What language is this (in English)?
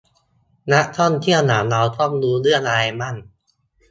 Thai